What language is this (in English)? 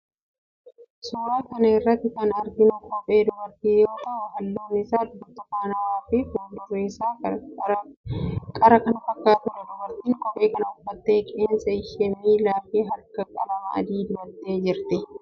Oromo